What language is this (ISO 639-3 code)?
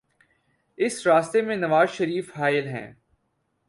urd